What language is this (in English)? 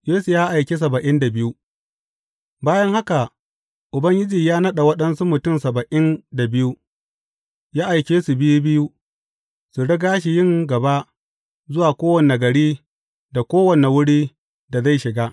Hausa